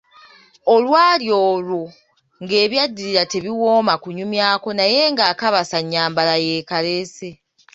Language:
Ganda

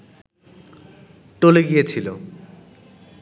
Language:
Bangla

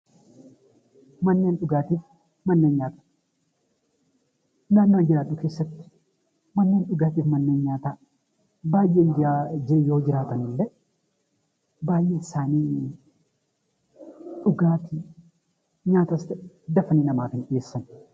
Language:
Oromo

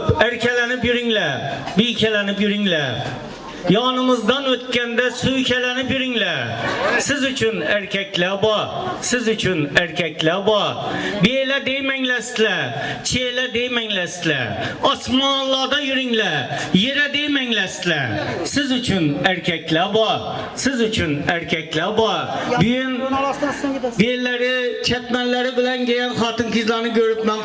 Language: Uzbek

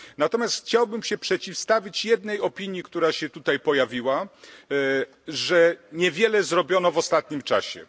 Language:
Polish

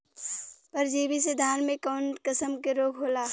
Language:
Bhojpuri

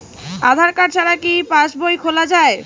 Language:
Bangla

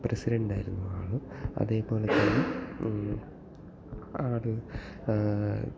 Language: Malayalam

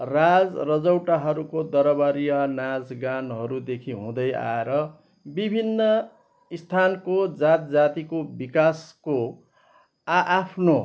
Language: Nepali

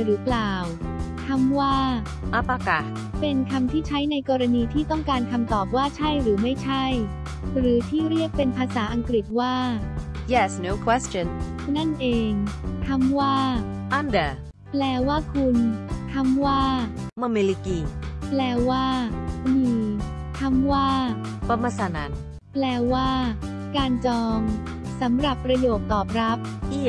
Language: Thai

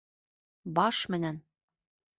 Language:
Bashkir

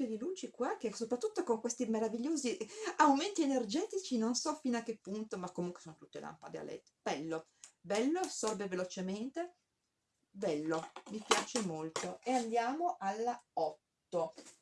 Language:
Italian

